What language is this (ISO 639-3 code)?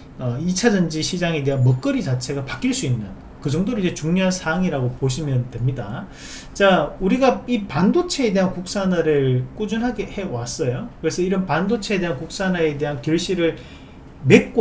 kor